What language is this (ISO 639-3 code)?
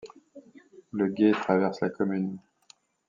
fra